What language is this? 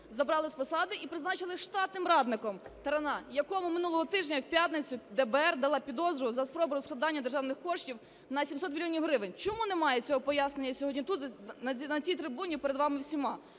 Ukrainian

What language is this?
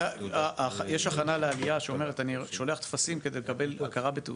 Hebrew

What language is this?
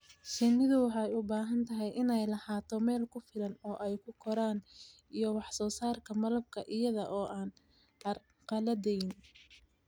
Somali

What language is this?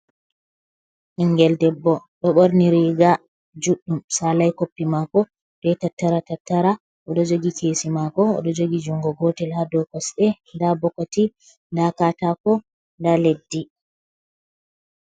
Fula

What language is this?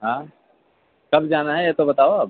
Urdu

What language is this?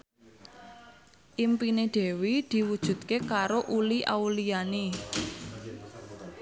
Javanese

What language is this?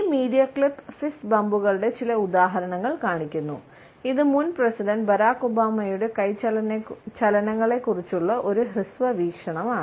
Malayalam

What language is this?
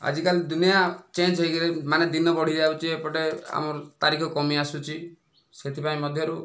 Odia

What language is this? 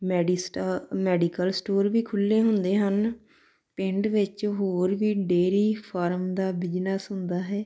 Punjabi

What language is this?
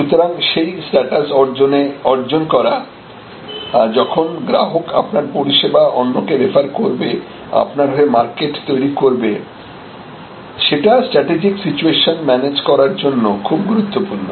Bangla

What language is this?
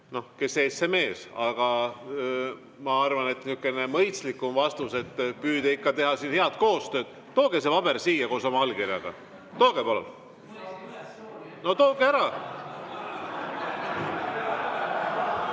Estonian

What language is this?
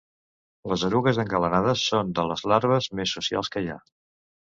Catalan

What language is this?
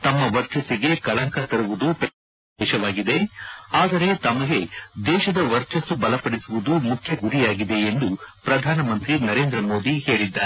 Kannada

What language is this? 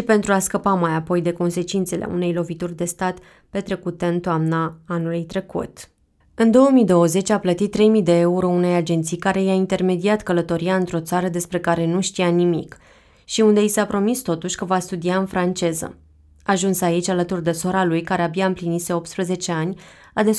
Romanian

